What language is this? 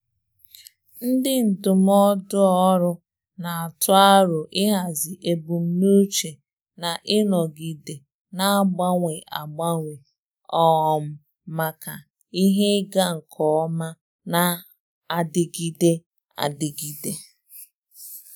Igbo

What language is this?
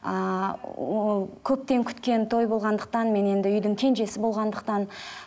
Kazakh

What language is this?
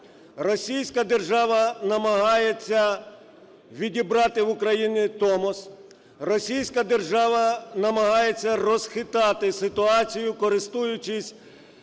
Ukrainian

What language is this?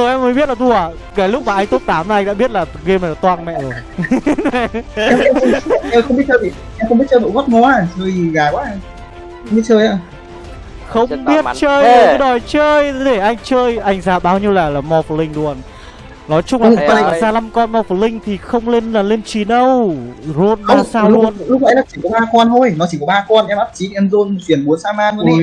Vietnamese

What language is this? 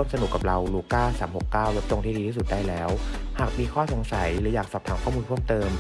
Thai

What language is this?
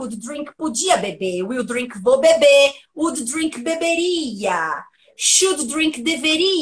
Portuguese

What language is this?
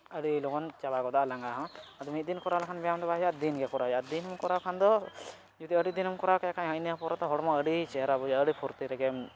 Santali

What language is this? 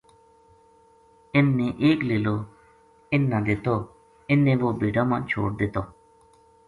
Gujari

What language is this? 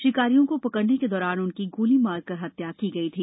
Hindi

